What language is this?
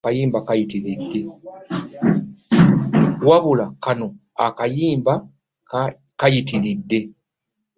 Ganda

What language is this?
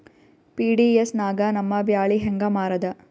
Kannada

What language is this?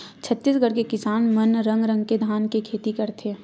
Chhattisgarhi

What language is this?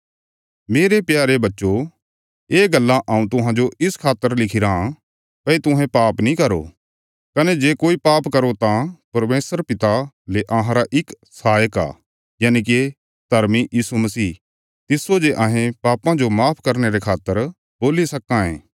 Bilaspuri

